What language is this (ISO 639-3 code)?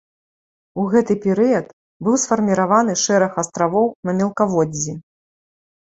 bel